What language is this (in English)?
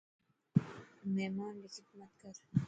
Dhatki